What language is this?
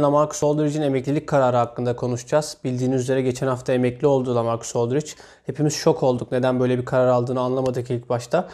Turkish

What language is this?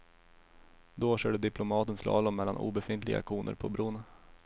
Swedish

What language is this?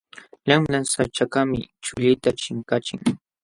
Jauja Wanca Quechua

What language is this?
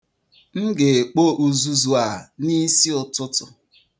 Igbo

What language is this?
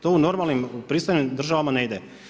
Croatian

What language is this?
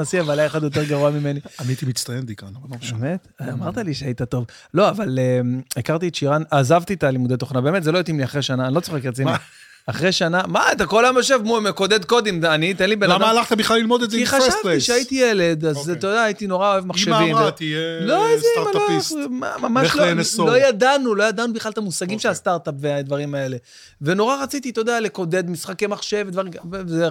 Hebrew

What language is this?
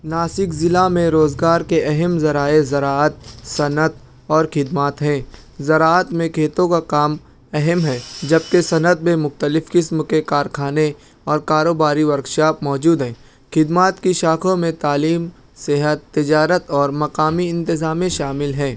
Urdu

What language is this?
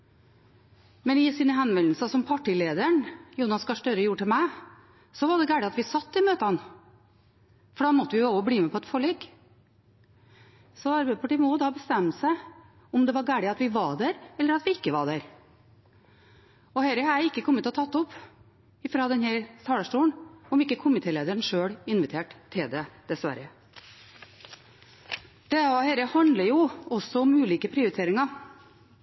Norwegian Bokmål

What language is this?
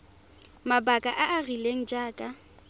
Tswana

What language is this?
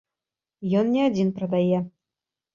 Belarusian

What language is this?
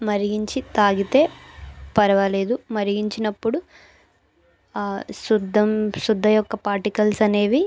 Telugu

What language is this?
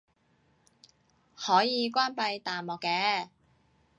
Cantonese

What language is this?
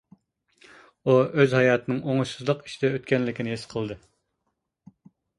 Uyghur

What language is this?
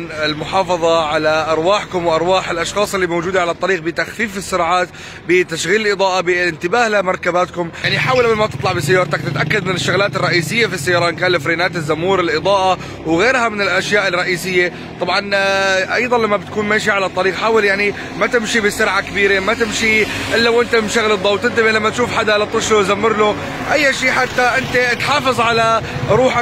Arabic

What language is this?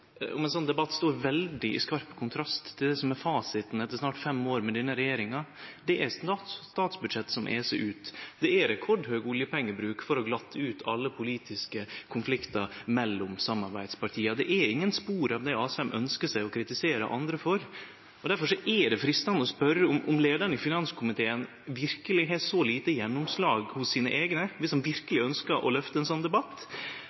Norwegian Nynorsk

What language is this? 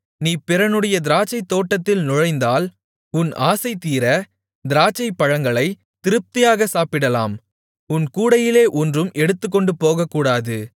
Tamil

